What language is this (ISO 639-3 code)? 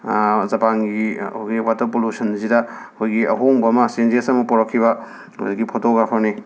mni